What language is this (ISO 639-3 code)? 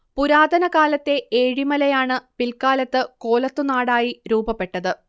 mal